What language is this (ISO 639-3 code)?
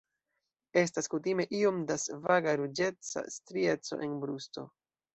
epo